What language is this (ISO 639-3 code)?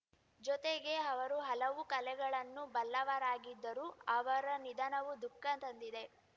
kan